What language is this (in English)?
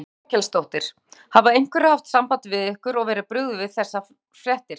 Icelandic